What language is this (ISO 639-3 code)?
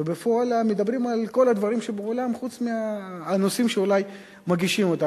heb